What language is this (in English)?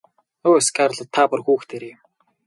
Mongolian